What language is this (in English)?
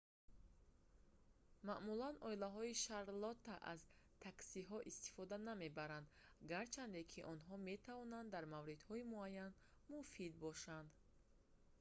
Tajik